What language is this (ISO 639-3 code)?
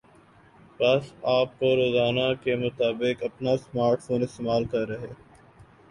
urd